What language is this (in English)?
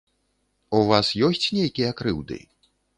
Belarusian